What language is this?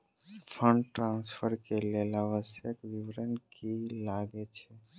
Maithili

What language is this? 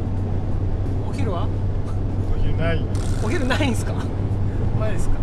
Japanese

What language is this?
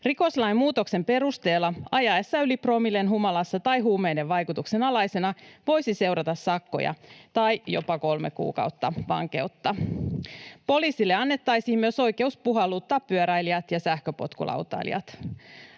Finnish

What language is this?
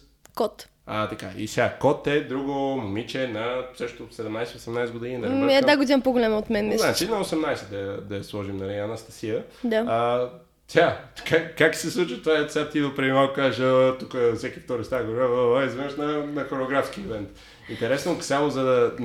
Bulgarian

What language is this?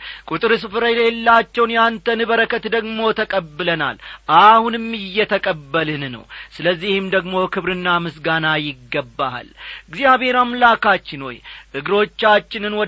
Amharic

